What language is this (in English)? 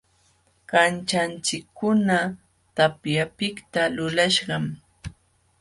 Jauja Wanca Quechua